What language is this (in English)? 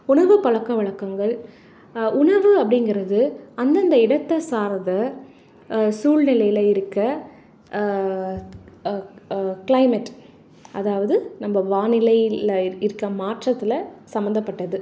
Tamil